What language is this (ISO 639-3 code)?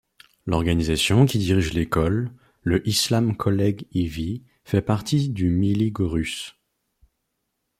fra